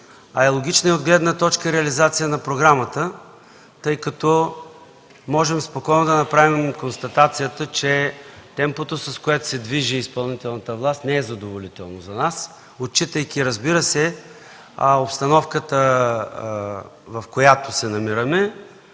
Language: Bulgarian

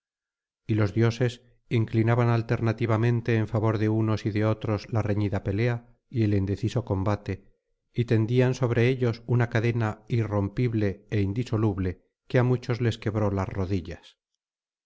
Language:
Spanish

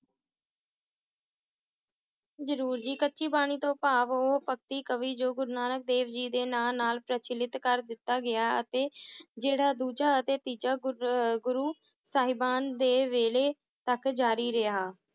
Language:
Punjabi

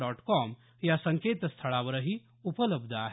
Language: Marathi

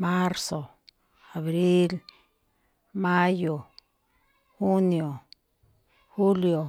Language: Malinaltepec Me'phaa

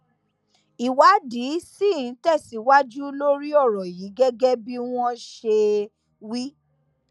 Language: Yoruba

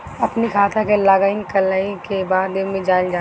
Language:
Bhojpuri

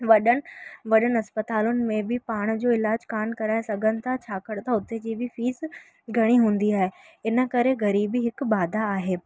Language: Sindhi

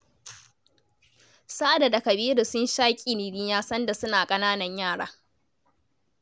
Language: Hausa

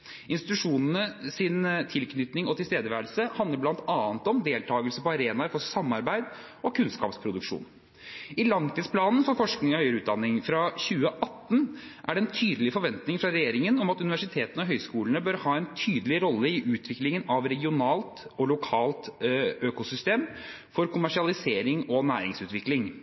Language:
Norwegian Bokmål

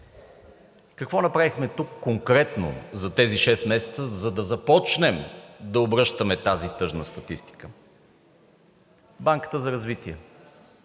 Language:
Bulgarian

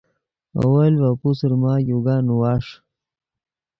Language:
Yidgha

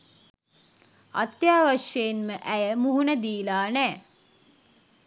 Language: Sinhala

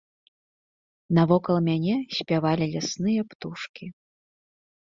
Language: Belarusian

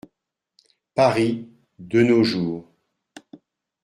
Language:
French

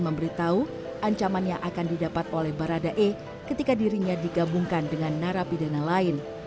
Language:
Indonesian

